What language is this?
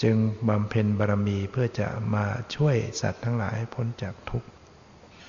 Thai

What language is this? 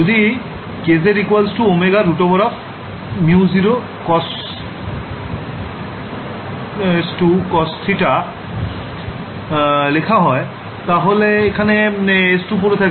Bangla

